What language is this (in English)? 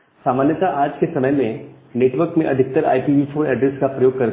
Hindi